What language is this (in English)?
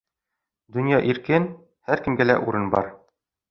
Bashkir